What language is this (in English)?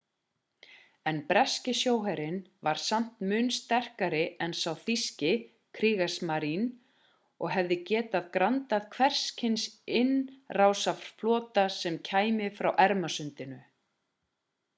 Icelandic